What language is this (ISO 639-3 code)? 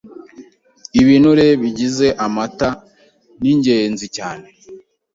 kin